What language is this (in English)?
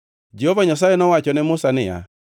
Luo (Kenya and Tanzania)